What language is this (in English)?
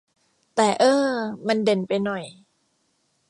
Thai